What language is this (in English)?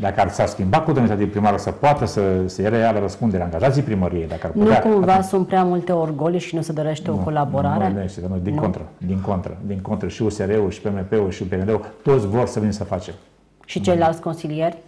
Romanian